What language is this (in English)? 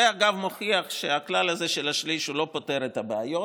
Hebrew